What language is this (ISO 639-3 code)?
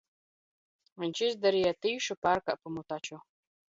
lav